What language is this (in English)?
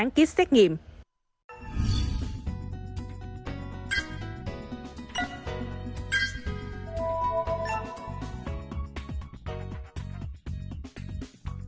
Vietnamese